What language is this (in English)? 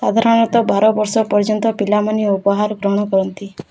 Odia